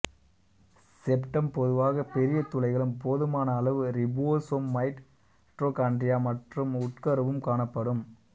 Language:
Tamil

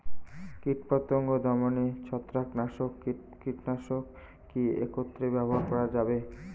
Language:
Bangla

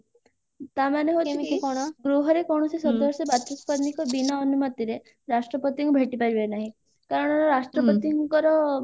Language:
Odia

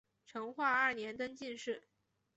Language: Chinese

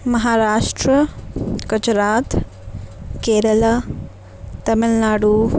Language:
Urdu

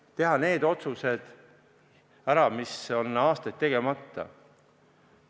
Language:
Estonian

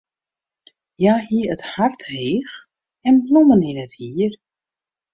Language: Western Frisian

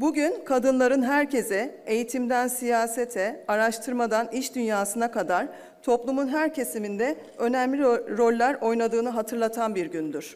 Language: Turkish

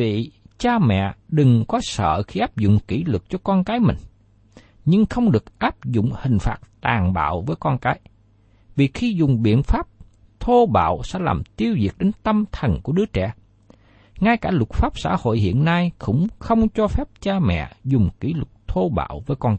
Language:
Vietnamese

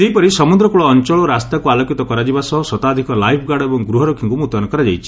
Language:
Odia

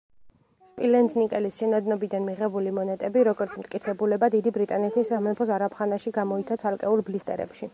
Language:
Georgian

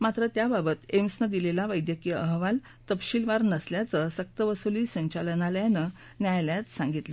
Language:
Marathi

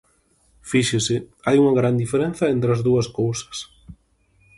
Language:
Galician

